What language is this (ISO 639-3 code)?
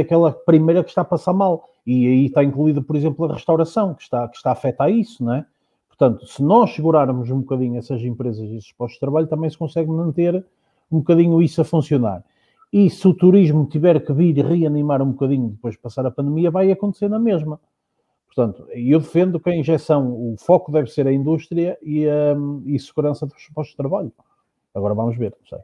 por